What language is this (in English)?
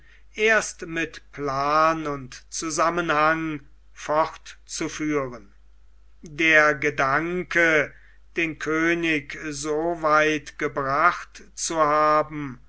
German